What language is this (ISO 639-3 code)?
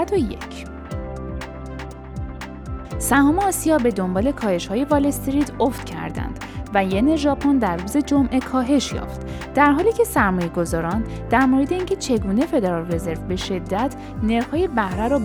fas